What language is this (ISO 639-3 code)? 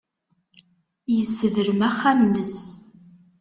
kab